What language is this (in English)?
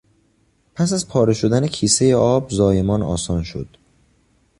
Persian